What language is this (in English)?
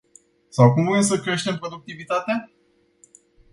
Romanian